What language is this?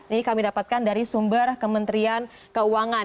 Indonesian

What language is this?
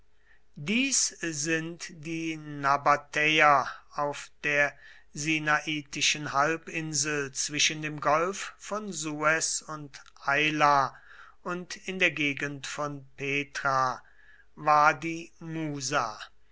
German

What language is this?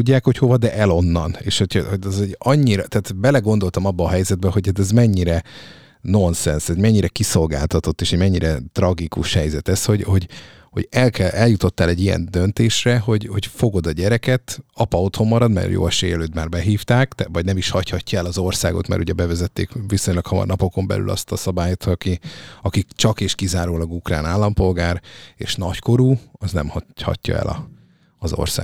Hungarian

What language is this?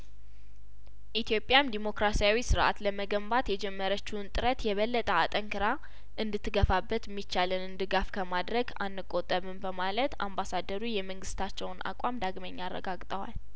Amharic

